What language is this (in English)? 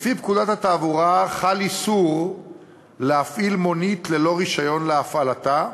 Hebrew